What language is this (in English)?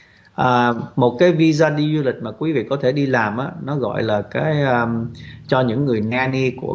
Vietnamese